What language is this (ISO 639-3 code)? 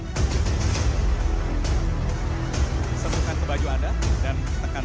ind